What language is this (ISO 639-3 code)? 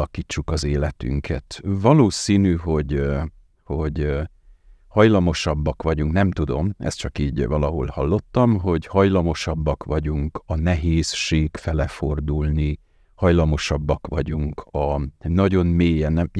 hun